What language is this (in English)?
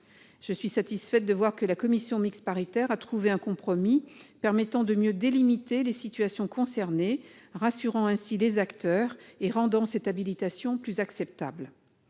French